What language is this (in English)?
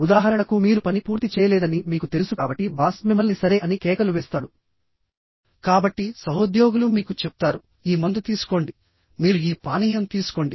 Telugu